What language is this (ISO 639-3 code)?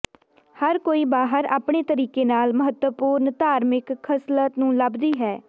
pan